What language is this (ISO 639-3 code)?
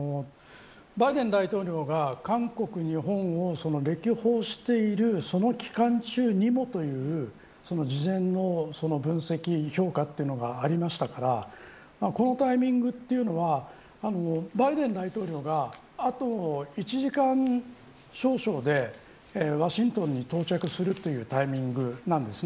jpn